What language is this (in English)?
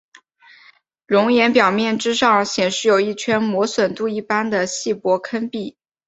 Chinese